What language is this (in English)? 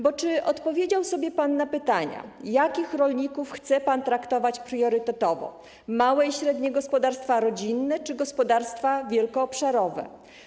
Polish